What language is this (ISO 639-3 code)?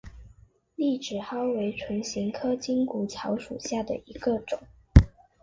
zho